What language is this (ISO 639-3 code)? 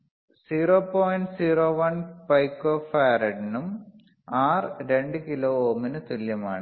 mal